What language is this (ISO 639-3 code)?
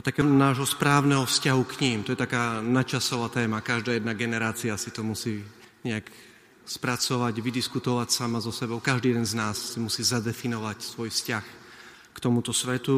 slk